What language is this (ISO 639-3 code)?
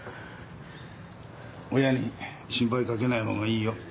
jpn